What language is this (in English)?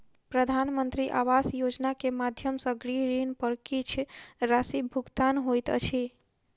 Maithili